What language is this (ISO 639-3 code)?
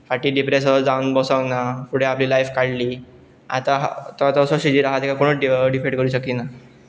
kok